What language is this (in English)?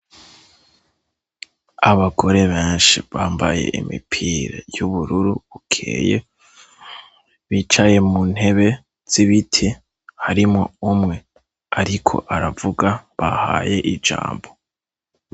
Rundi